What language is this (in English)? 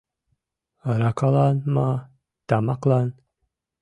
Mari